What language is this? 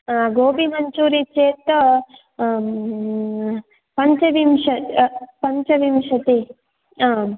Sanskrit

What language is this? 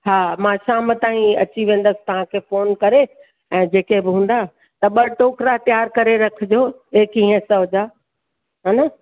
Sindhi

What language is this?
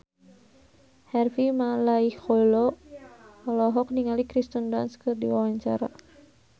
Sundanese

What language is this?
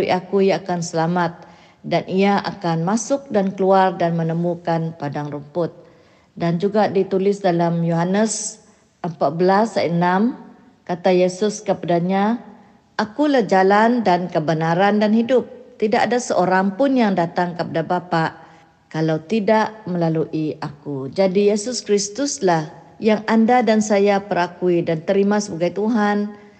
Malay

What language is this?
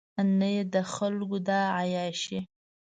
Pashto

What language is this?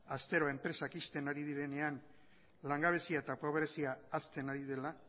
Basque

